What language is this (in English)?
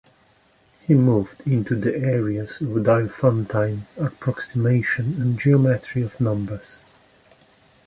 English